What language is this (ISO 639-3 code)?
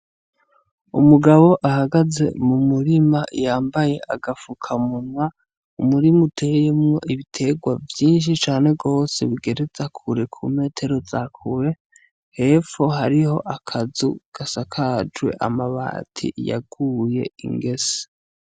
run